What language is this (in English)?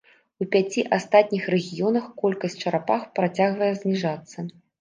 Belarusian